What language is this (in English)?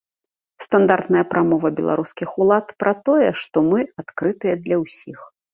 Belarusian